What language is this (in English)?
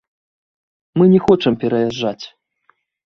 Belarusian